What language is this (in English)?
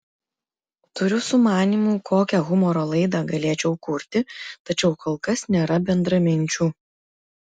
Lithuanian